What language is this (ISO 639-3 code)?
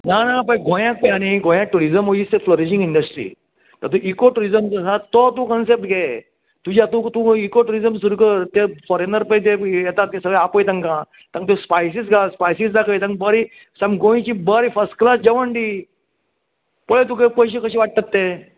kok